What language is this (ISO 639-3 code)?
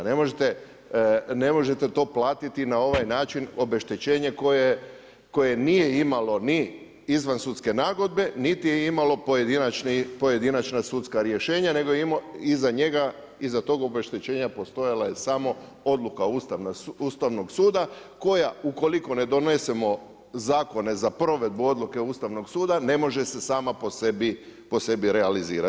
hrv